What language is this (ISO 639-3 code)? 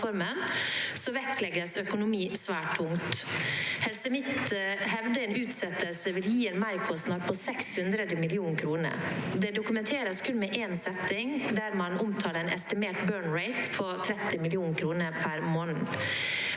nor